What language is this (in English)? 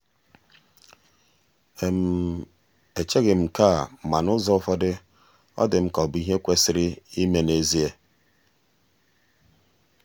Igbo